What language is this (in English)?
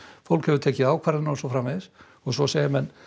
Icelandic